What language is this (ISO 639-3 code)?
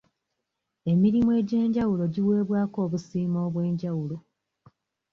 lug